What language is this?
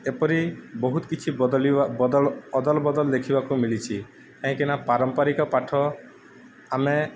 Odia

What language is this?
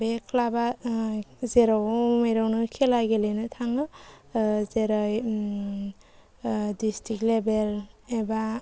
Bodo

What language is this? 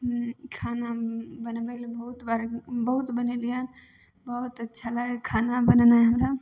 Maithili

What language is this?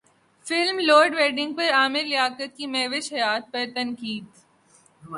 Urdu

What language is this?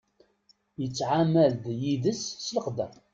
Kabyle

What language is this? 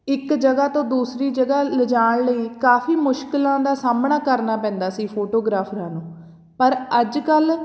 Punjabi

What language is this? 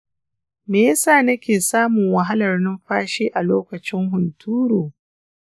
Hausa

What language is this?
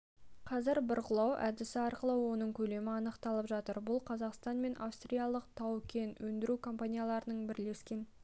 Kazakh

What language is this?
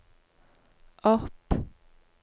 Norwegian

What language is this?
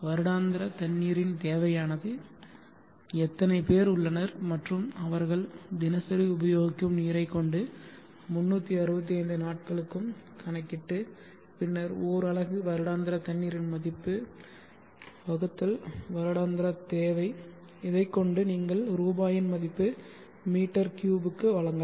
Tamil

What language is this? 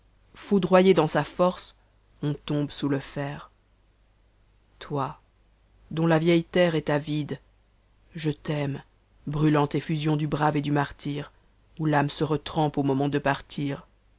French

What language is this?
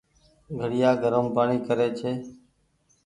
Goaria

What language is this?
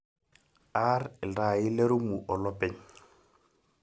Masai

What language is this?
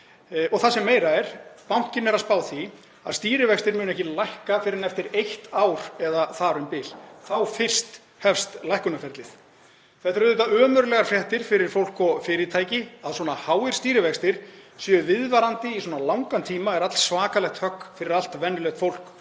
Icelandic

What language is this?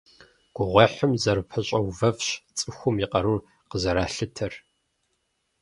Kabardian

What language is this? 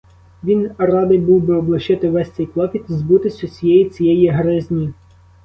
Ukrainian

